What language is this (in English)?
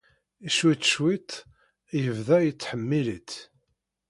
Kabyle